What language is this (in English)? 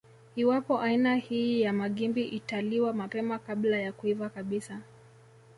Swahili